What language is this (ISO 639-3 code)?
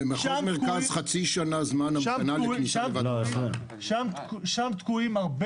heb